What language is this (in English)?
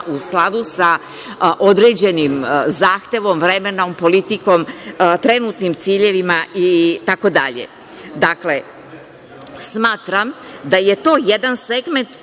Serbian